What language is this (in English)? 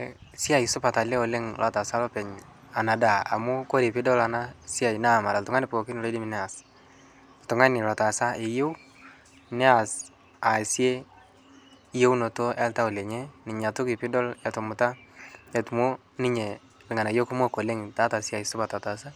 Masai